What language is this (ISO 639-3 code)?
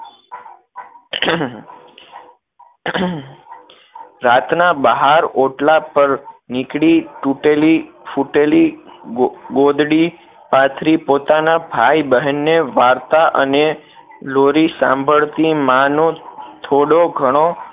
guj